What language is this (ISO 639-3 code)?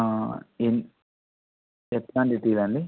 tel